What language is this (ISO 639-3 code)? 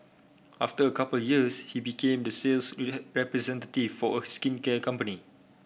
eng